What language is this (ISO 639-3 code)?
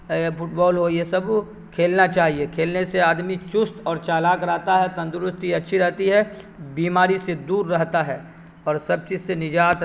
urd